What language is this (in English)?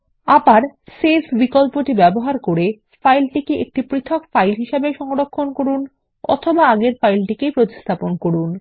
Bangla